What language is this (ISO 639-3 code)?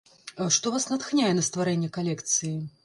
bel